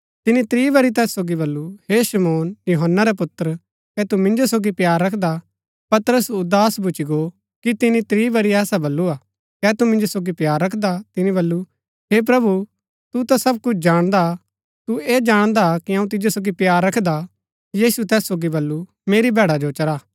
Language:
Gaddi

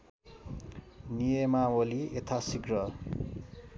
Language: Nepali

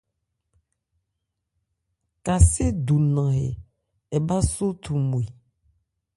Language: Ebrié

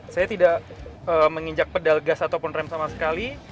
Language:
Indonesian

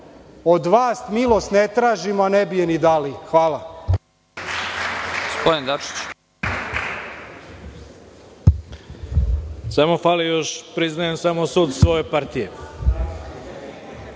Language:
Serbian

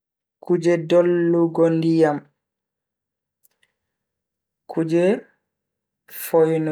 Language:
Bagirmi Fulfulde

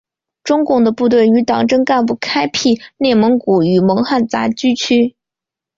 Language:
Chinese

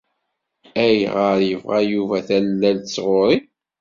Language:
Kabyle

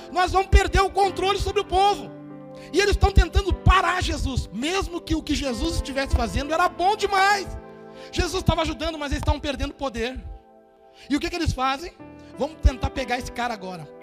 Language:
Portuguese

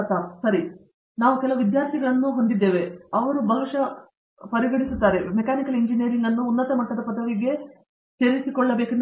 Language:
Kannada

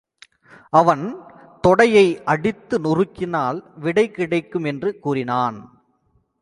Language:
Tamil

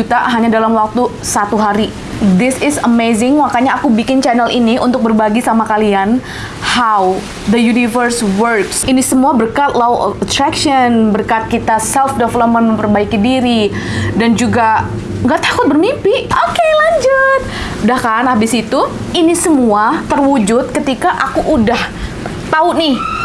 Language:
Indonesian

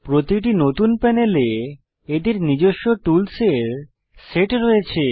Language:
Bangla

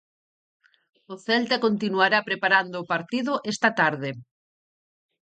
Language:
Galician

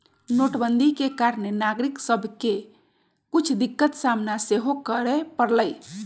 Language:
Magahi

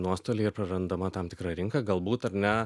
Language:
Lithuanian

